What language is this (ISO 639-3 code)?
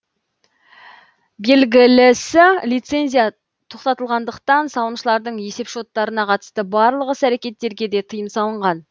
kaz